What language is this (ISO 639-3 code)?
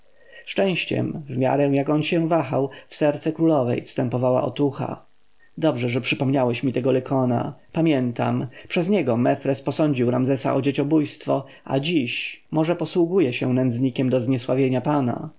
pol